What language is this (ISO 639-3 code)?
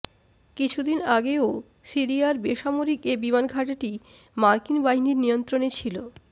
ben